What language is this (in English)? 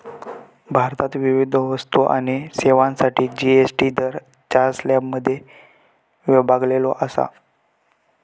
Marathi